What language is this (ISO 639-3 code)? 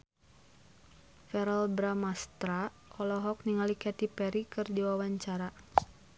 sun